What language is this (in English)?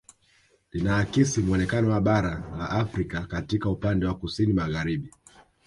Swahili